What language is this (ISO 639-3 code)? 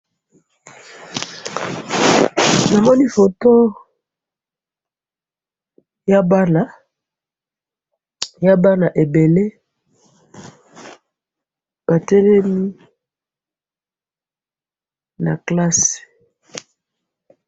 lin